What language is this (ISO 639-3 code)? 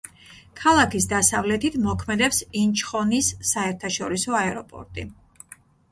kat